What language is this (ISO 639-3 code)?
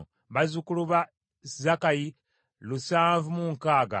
lug